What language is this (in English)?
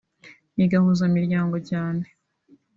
Kinyarwanda